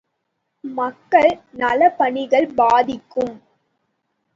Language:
Tamil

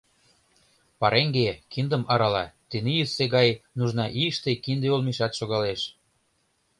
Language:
Mari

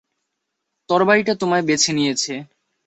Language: Bangla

